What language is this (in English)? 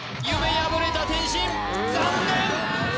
Japanese